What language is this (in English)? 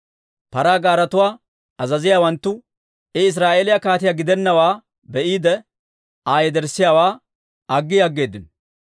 Dawro